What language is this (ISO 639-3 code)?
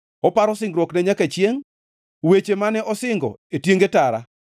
luo